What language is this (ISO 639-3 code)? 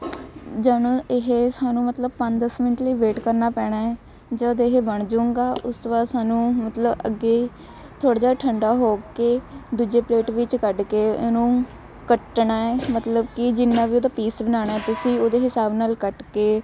pan